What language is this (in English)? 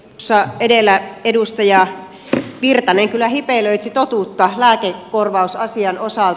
Finnish